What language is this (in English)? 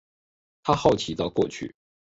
Chinese